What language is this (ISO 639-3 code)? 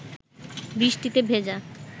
ben